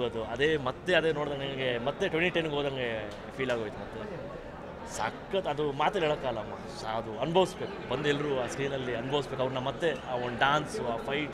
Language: Kannada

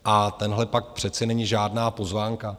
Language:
Czech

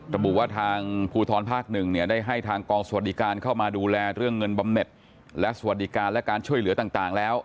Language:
Thai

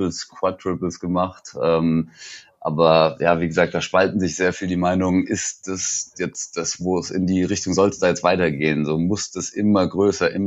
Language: German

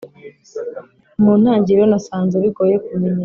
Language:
Kinyarwanda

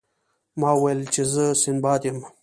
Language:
Pashto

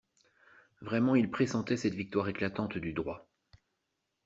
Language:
French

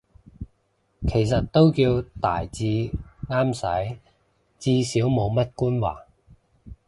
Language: Cantonese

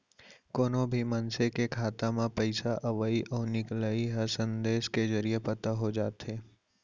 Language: Chhattisgarhi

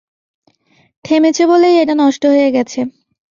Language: Bangla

